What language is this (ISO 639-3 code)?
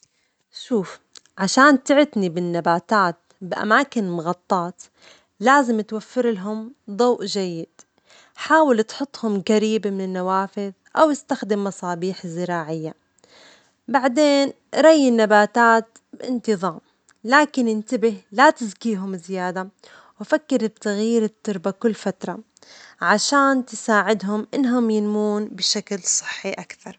acx